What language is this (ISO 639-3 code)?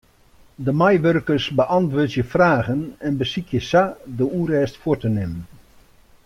fry